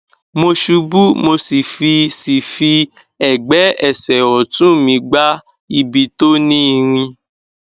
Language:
Yoruba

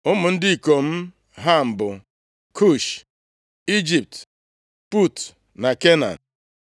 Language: Igbo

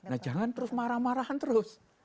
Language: Indonesian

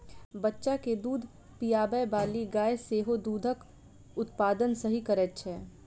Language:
Maithili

